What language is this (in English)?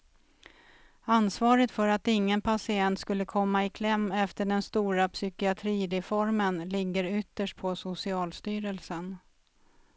Swedish